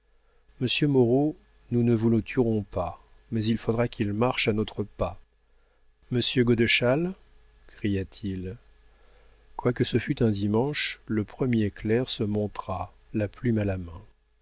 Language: French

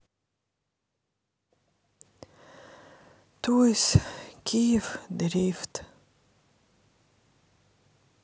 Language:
Russian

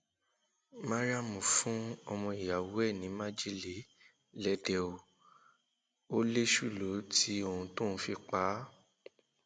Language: Yoruba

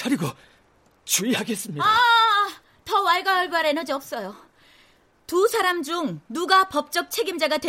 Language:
Korean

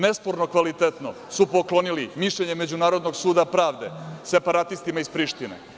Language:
Serbian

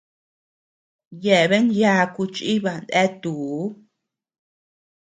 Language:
Tepeuxila Cuicatec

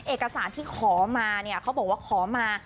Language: Thai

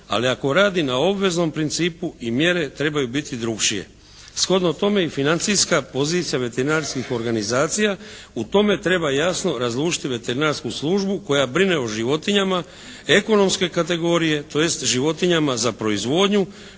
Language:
Croatian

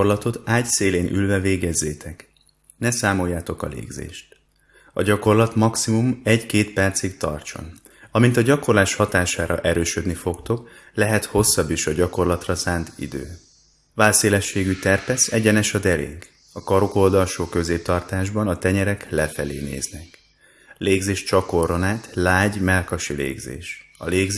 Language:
Hungarian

